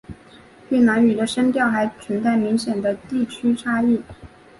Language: Chinese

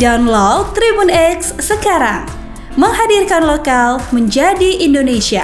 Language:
Indonesian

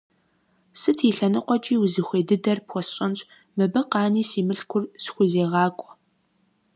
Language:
Kabardian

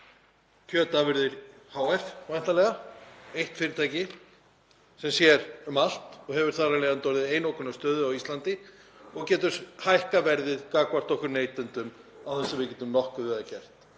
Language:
Icelandic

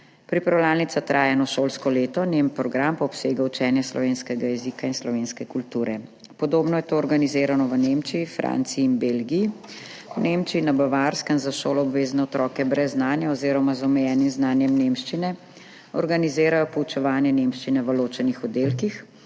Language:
Slovenian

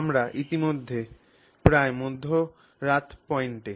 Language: Bangla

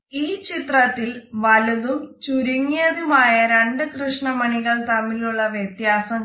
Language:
Malayalam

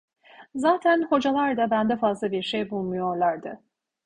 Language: Turkish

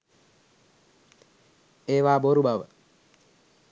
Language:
Sinhala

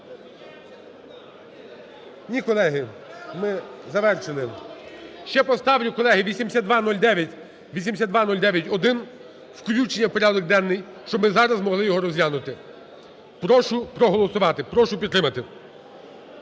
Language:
Ukrainian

